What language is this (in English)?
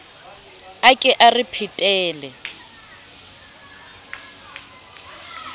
Southern Sotho